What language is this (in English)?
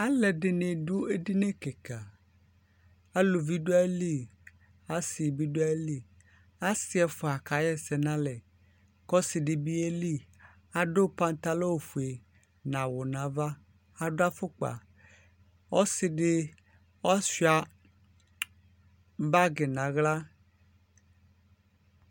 Ikposo